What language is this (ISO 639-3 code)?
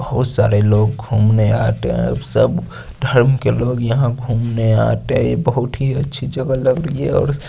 hin